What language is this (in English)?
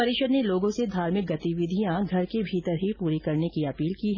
Hindi